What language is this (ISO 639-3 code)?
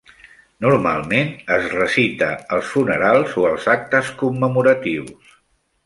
cat